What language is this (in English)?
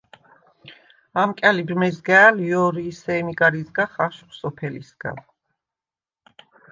Svan